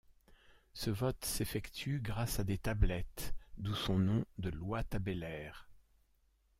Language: French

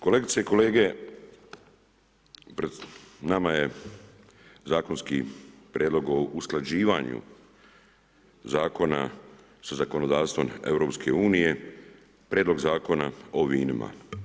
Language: Croatian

